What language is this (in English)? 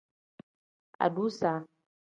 Tem